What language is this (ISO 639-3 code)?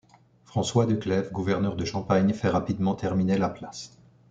fra